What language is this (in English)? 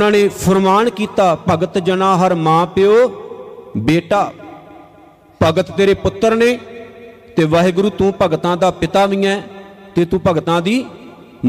Punjabi